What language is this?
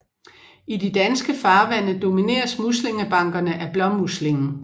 Danish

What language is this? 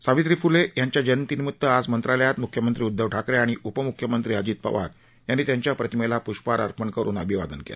Marathi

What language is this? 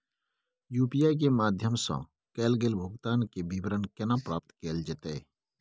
Maithili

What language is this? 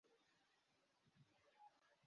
Kinyarwanda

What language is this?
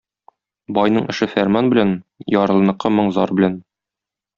Tatar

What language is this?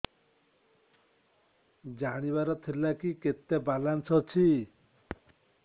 Odia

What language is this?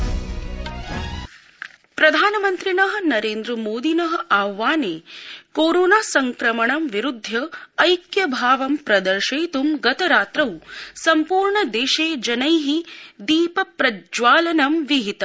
Sanskrit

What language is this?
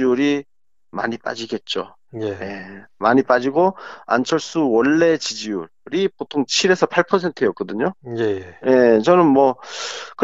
Korean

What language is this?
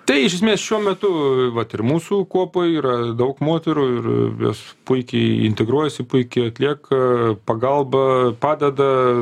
Lithuanian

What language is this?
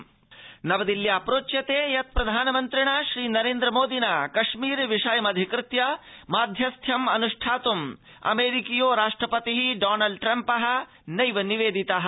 Sanskrit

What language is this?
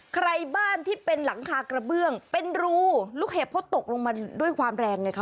Thai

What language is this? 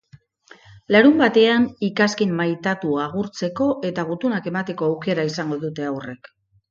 Basque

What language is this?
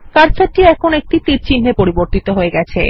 Bangla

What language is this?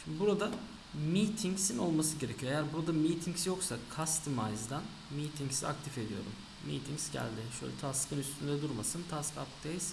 Turkish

